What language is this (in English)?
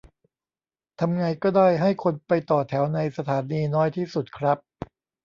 Thai